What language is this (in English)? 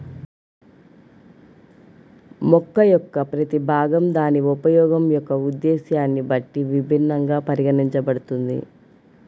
Telugu